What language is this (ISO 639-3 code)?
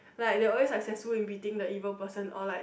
eng